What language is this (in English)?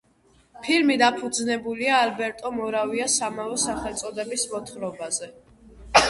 Georgian